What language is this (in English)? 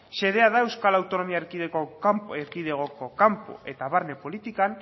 Basque